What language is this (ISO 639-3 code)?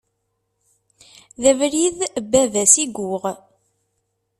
kab